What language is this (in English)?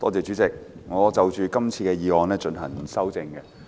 Cantonese